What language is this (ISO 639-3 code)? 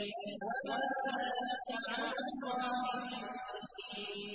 ara